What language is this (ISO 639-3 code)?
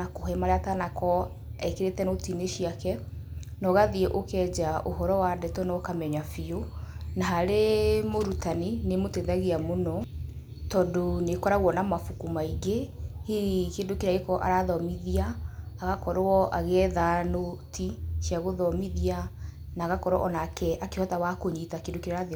kik